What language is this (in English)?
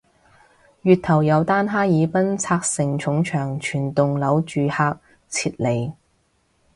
Cantonese